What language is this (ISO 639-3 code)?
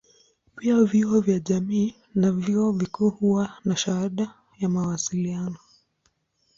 swa